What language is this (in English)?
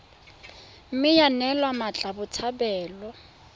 Tswana